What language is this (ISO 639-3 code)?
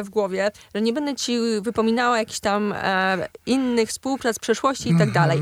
pol